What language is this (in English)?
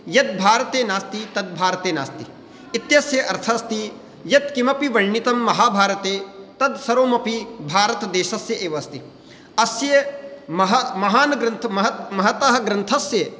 Sanskrit